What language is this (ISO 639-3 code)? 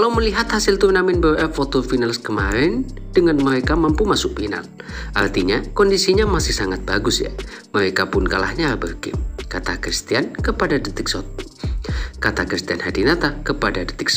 ind